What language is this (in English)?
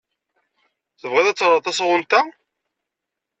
Kabyle